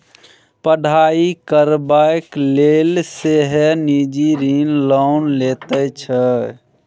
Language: Maithili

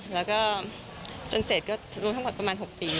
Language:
Thai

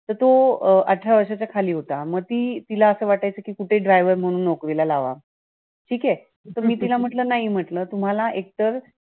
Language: Marathi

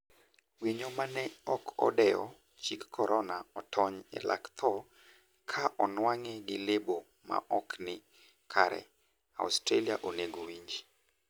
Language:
Luo (Kenya and Tanzania)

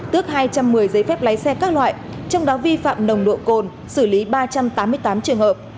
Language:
Vietnamese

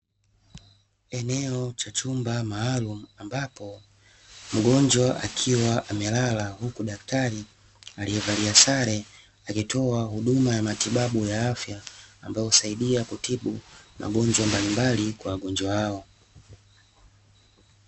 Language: Swahili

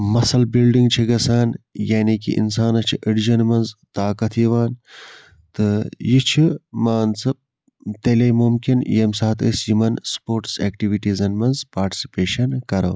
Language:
Kashmiri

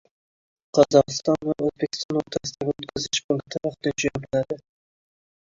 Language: Uzbek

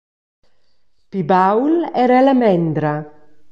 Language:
Romansh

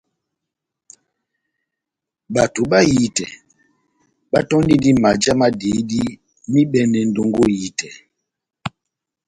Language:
Batanga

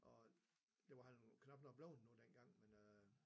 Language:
Danish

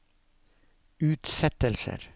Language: Norwegian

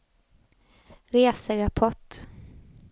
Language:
Swedish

